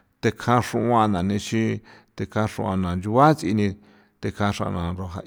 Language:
San Felipe Otlaltepec Popoloca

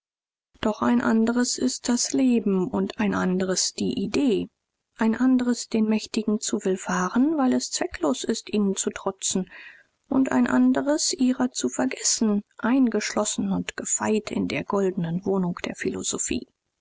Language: German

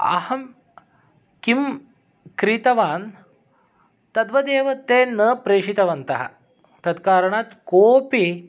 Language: Sanskrit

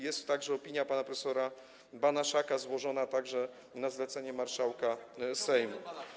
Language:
Polish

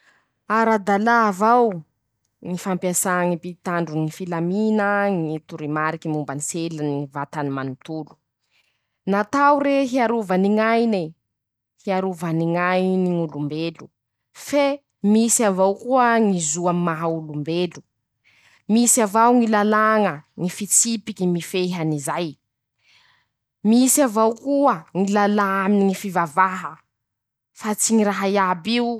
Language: Masikoro Malagasy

